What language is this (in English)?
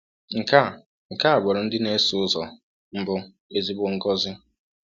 Igbo